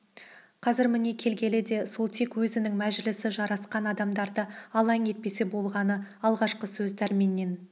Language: Kazakh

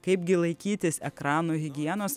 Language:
Lithuanian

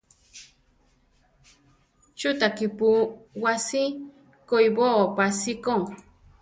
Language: Central Tarahumara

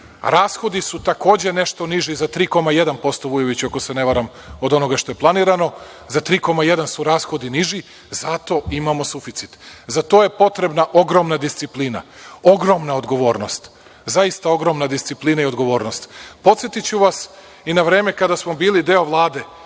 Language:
Serbian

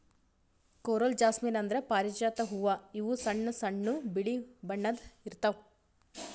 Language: Kannada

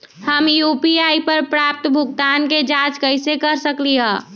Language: Magahi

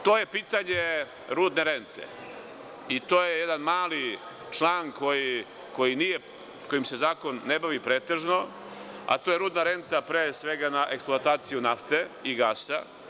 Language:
Serbian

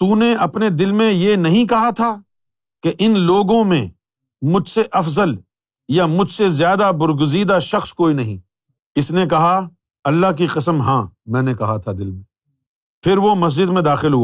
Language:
Urdu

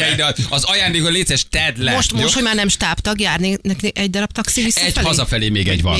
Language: Hungarian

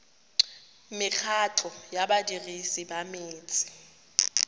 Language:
Tswana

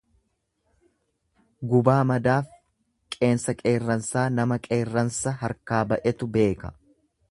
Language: Oromo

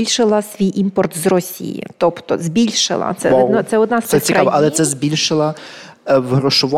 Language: Ukrainian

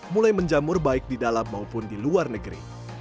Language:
Indonesian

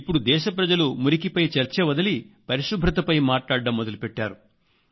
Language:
Telugu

